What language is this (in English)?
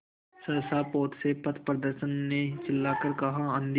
Hindi